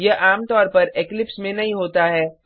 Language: Hindi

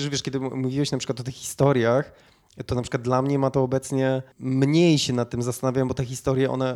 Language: Polish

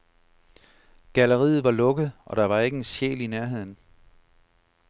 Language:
Danish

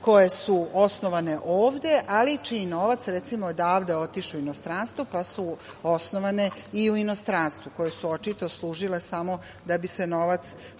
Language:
Serbian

